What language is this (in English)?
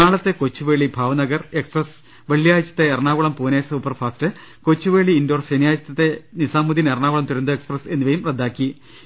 Malayalam